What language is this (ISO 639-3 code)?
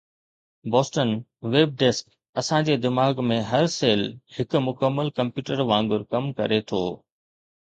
snd